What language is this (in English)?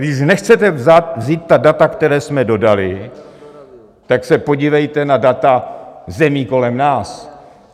Czech